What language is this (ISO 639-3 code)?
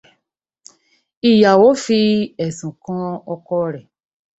yor